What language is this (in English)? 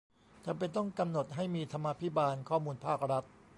Thai